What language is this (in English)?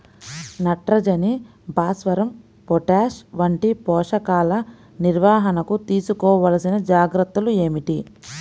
Telugu